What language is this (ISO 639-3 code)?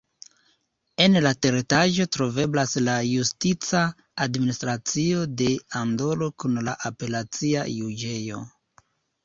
epo